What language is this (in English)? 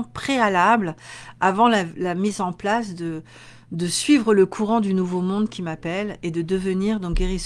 French